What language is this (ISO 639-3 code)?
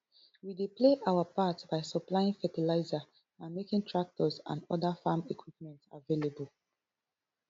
pcm